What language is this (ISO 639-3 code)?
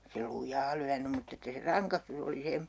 fin